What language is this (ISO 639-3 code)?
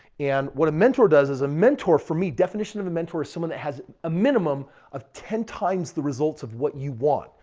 eng